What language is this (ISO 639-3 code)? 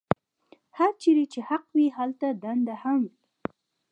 pus